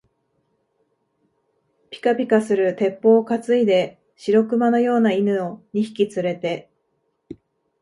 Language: Japanese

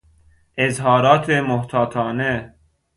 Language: Persian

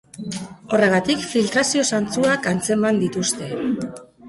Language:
Basque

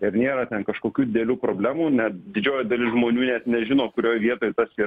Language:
Lithuanian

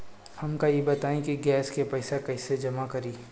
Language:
Bhojpuri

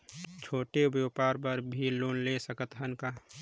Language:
Chhattisgarhi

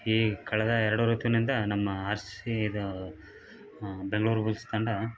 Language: Kannada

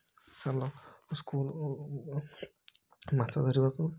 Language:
Odia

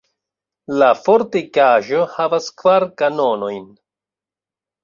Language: Esperanto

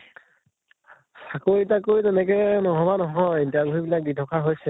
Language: Assamese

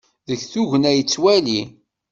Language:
Kabyle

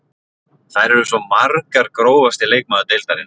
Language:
Icelandic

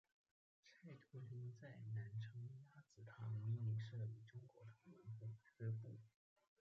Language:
Chinese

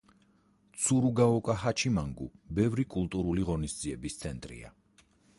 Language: Georgian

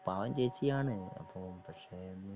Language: Malayalam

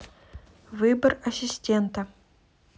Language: Russian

